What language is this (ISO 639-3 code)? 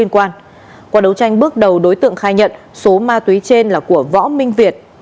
vie